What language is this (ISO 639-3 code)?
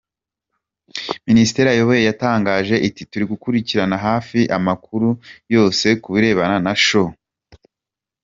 kin